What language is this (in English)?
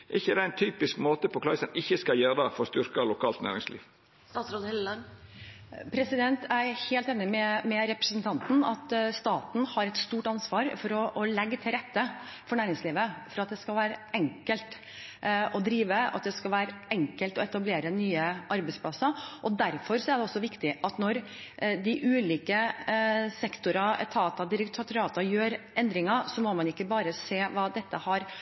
Norwegian